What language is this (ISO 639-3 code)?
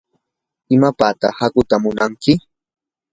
qur